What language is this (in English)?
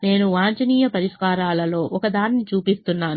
Telugu